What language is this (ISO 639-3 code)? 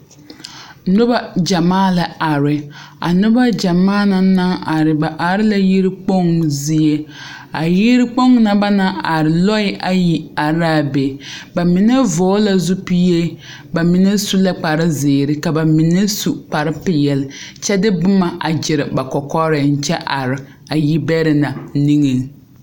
dga